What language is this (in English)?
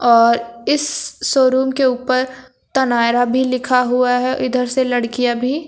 Hindi